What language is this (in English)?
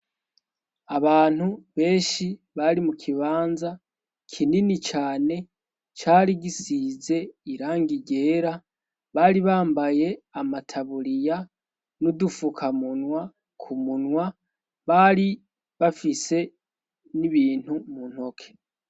Rundi